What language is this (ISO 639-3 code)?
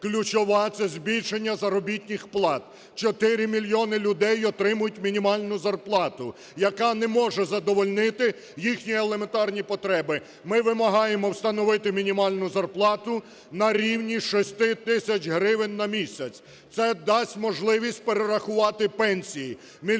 ukr